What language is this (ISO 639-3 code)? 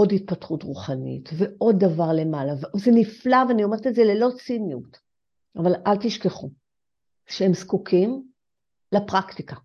heb